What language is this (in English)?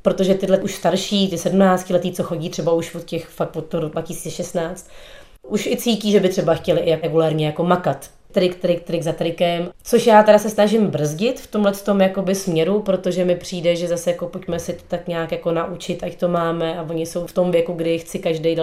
Czech